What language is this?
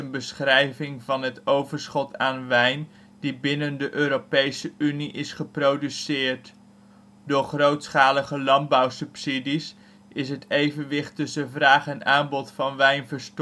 Dutch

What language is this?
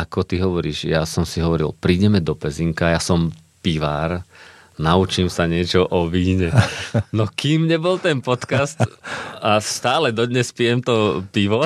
Slovak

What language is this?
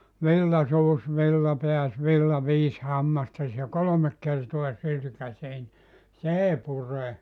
Finnish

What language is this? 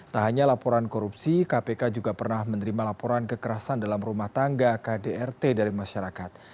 Indonesian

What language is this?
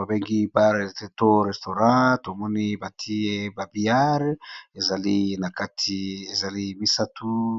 Lingala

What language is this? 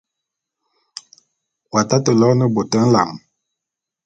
Bulu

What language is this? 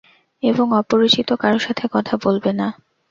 Bangla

